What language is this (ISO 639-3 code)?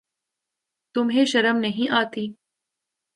urd